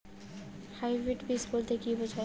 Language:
Bangla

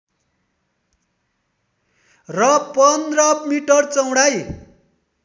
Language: Nepali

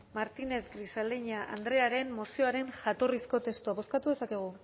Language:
Basque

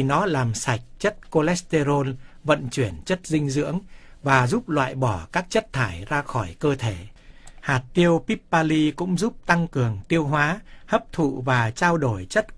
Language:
Vietnamese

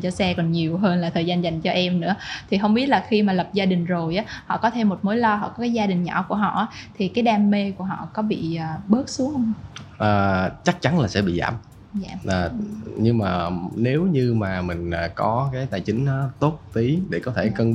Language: Vietnamese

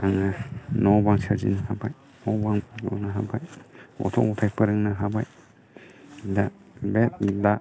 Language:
Bodo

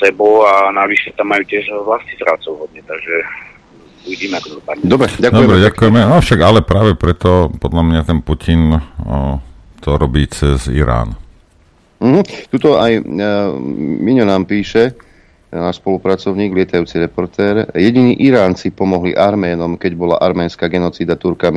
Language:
Slovak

